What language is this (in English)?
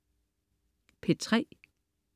Danish